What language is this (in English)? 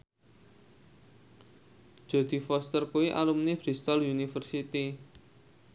Javanese